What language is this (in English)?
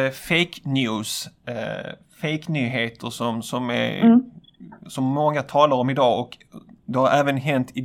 Swedish